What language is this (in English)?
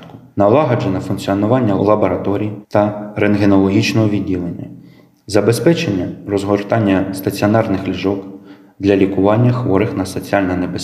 Ukrainian